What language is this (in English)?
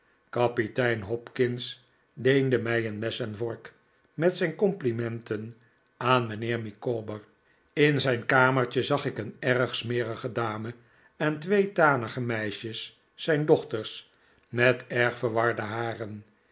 Dutch